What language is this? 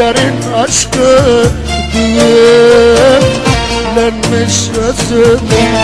Turkish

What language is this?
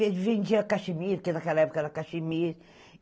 Portuguese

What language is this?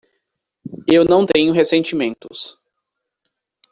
Portuguese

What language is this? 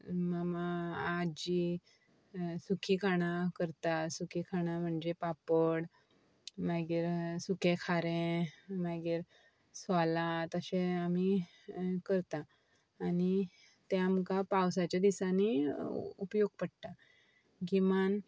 Konkani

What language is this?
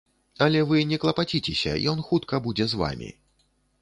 Belarusian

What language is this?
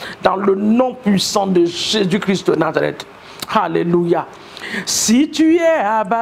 French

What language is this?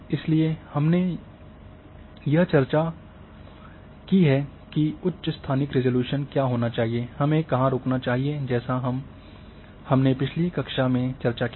Hindi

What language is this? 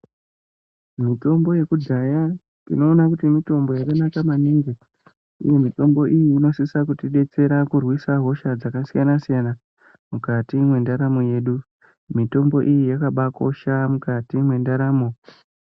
Ndau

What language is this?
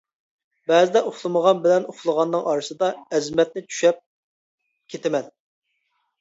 Uyghur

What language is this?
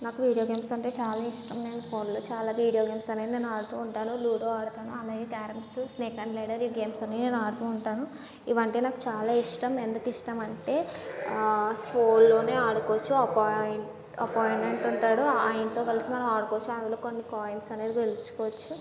Telugu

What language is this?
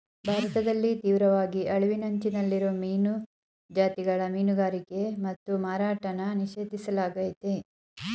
Kannada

